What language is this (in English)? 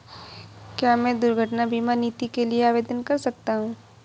Hindi